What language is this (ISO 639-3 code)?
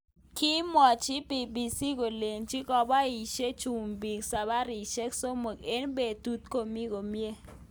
kln